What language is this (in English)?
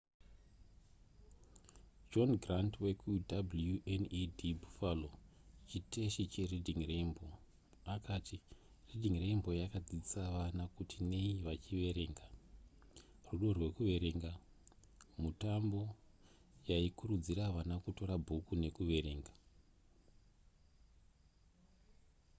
Shona